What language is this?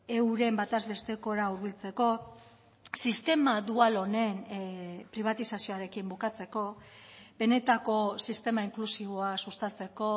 Basque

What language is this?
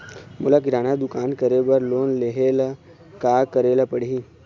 Chhattisgarhi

